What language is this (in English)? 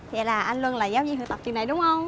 Vietnamese